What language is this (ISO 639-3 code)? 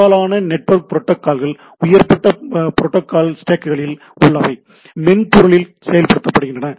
tam